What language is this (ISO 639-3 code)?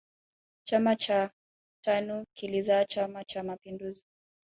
swa